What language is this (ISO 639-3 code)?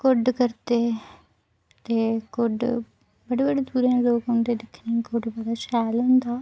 doi